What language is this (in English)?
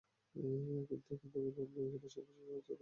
Bangla